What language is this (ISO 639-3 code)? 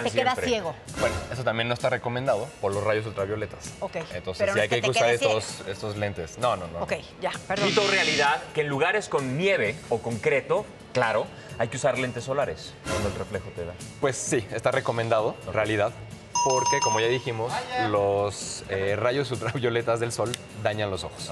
spa